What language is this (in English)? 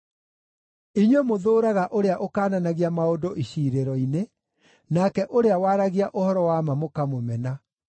Kikuyu